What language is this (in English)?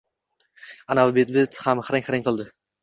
Uzbek